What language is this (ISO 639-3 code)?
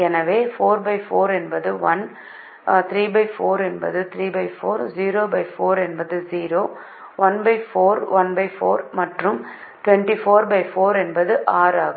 tam